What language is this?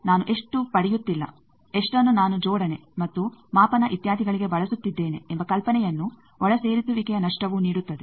Kannada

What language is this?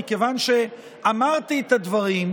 Hebrew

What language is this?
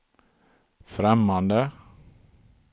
Swedish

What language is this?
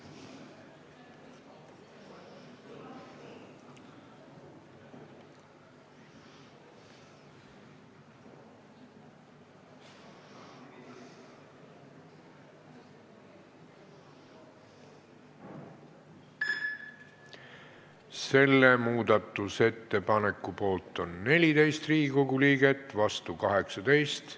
Estonian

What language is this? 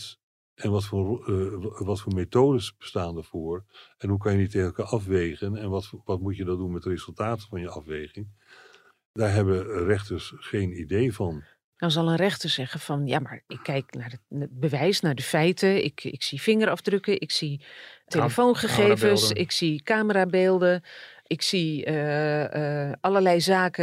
Dutch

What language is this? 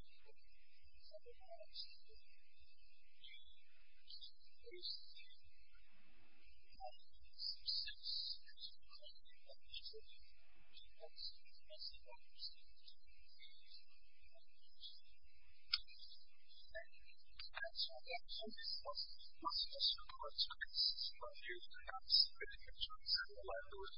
English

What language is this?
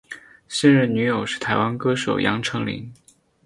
Chinese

